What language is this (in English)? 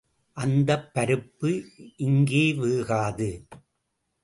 Tamil